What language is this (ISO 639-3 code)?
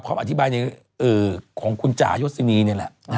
tha